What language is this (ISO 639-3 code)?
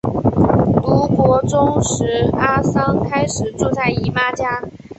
zho